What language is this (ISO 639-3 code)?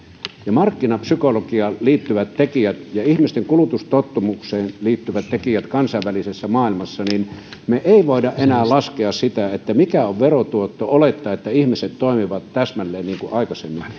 fin